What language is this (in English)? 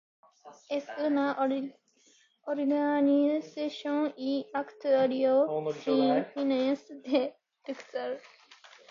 Spanish